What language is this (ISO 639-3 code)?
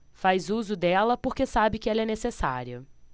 por